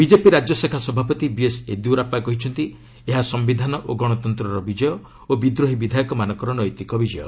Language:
Odia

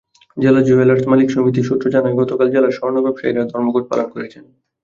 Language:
Bangla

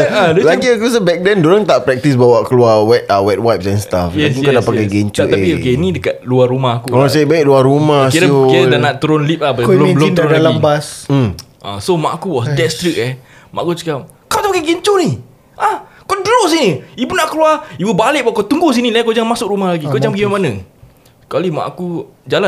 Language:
Malay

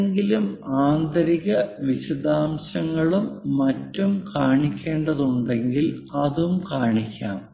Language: Malayalam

